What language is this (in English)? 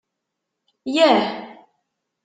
Kabyle